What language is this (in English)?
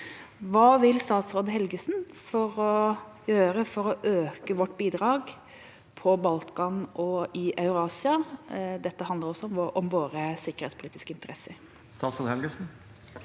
Norwegian